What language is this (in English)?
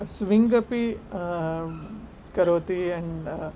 Sanskrit